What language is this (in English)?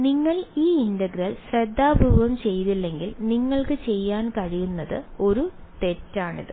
Malayalam